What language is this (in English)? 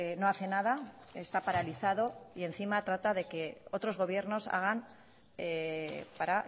Spanish